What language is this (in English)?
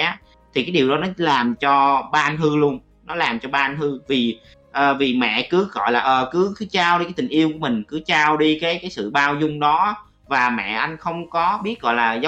Vietnamese